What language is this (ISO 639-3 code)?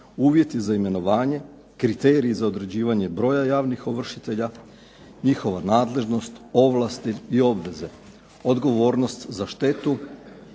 hrv